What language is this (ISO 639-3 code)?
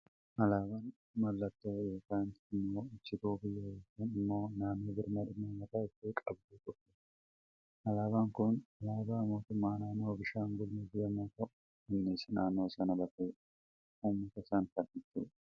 orm